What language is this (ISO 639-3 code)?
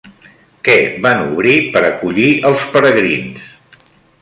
cat